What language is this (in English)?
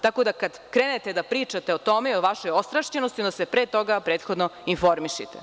Serbian